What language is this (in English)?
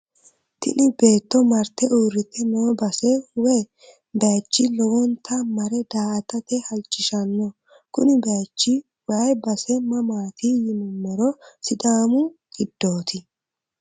Sidamo